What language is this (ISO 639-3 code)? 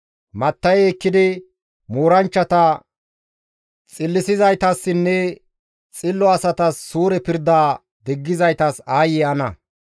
gmv